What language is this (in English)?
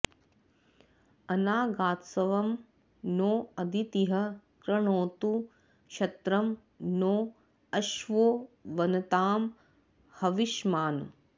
Sanskrit